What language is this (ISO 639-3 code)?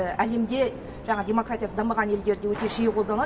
kaz